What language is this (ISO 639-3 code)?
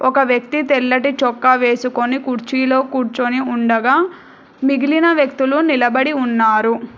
tel